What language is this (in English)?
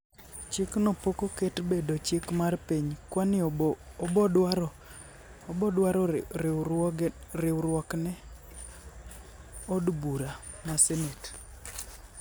Luo (Kenya and Tanzania)